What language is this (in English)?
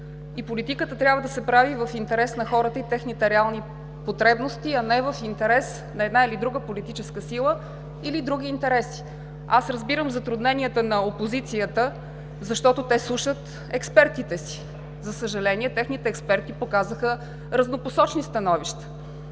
Bulgarian